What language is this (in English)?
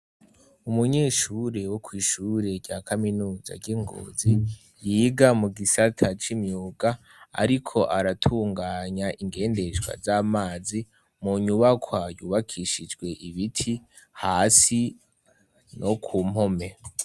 Rundi